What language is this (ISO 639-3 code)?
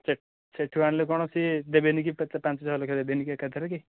ori